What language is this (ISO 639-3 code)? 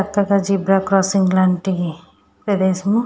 tel